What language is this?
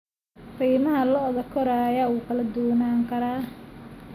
Somali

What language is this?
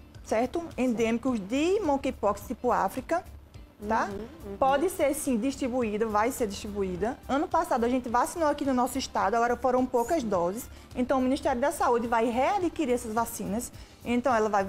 Portuguese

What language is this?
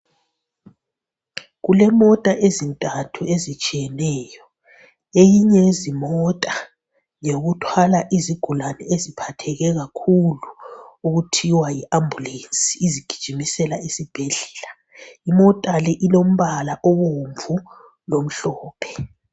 North Ndebele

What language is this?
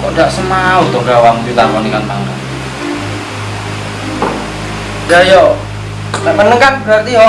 Indonesian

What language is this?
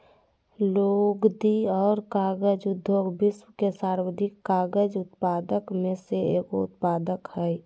Magahi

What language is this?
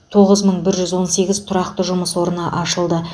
Kazakh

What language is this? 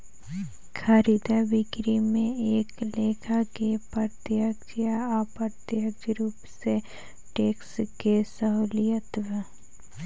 Bhojpuri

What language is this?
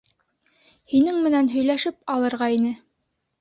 Bashkir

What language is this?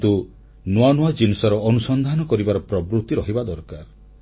Odia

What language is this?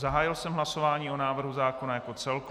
Czech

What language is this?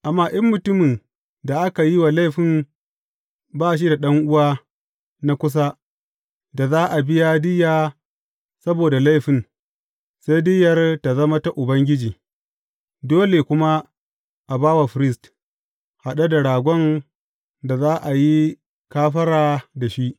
Hausa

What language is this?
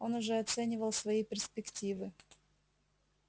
Russian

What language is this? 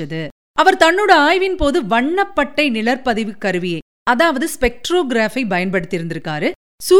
Tamil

